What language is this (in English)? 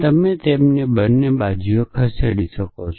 Gujarati